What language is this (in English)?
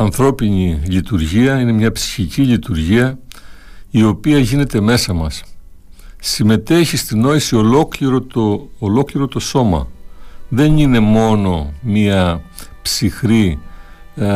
Greek